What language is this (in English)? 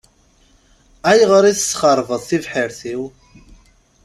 Kabyle